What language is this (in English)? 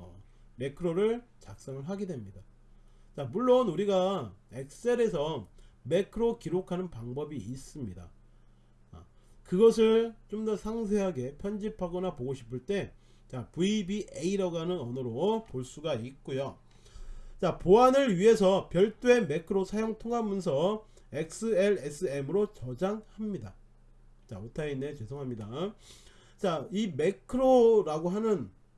Korean